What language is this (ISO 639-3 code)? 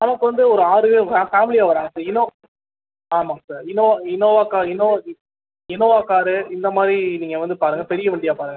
tam